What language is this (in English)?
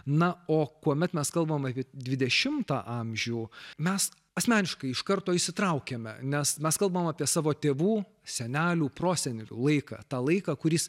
Lithuanian